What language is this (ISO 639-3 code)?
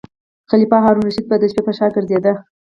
pus